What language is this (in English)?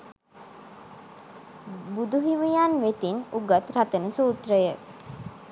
Sinhala